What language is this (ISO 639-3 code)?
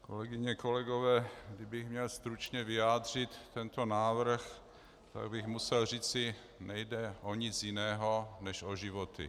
ces